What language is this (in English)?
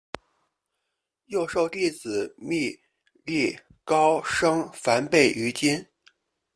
Chinese